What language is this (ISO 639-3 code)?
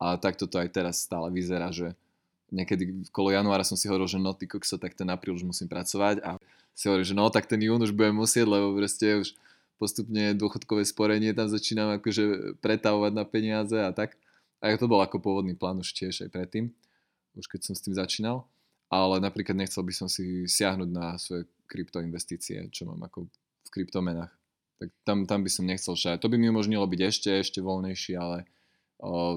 slk